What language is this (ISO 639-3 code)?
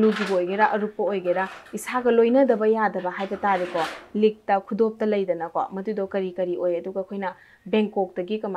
ara